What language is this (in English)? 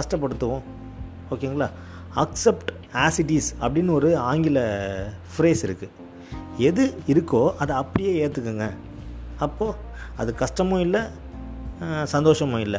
Tamil